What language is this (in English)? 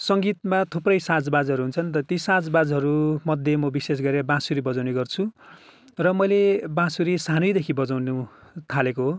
Nepali